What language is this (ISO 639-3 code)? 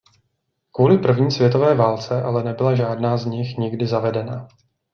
ces